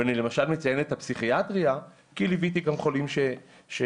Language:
Hebrew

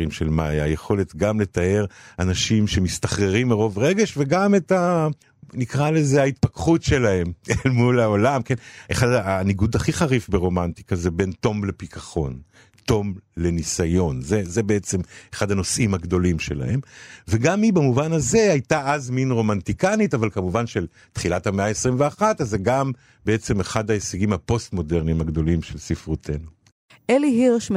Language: Hebrew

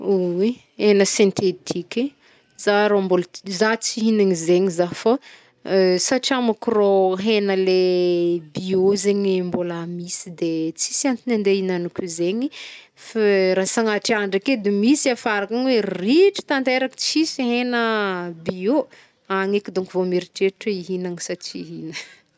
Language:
Northern Betsimisaraka Malagasy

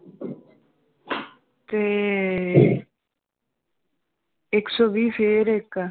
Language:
Punjabi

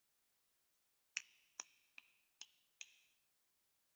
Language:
Chinese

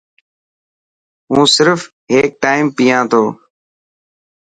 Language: Dhatki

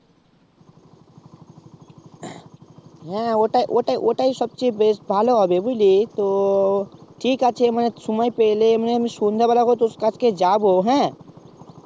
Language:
Bangla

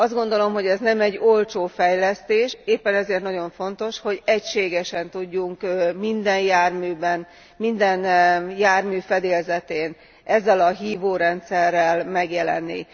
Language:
Hungarian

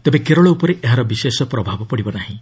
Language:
Odia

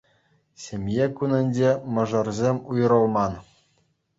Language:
Chuvash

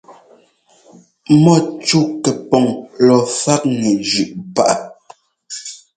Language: Ngomba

